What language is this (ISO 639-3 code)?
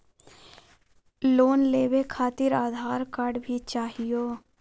mag